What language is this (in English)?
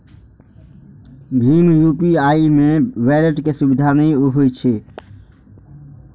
Maithili